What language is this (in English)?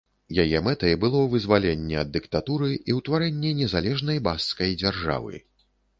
Belarusian